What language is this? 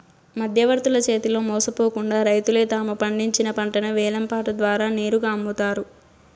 Telugu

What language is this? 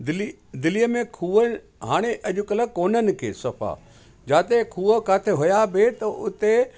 Sindhi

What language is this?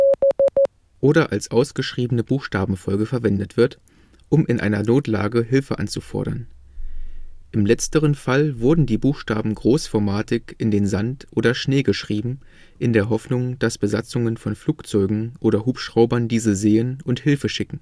German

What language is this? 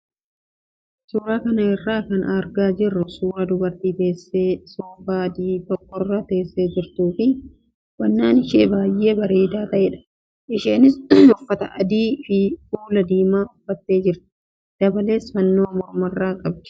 Oromo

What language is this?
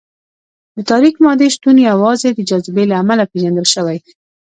Pashto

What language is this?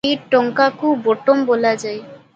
Odia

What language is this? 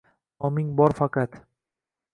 Uzbek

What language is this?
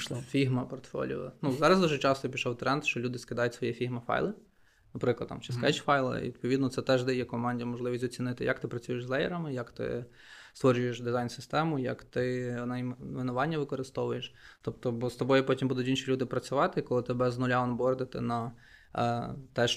Ukrainian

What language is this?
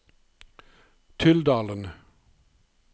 Norwegian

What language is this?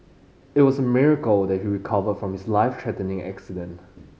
English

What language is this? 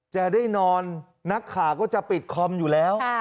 Thai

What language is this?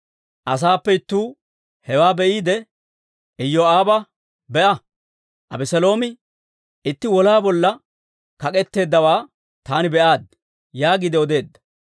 Dawro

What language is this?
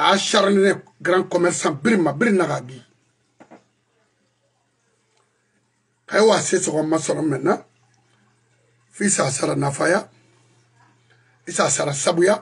French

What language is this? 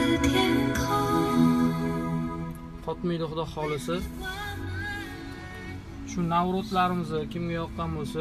Turkish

